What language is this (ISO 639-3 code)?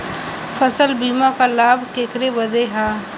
bho